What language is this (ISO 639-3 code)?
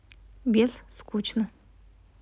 rus